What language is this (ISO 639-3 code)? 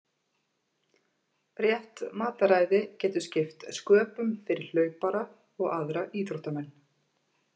isl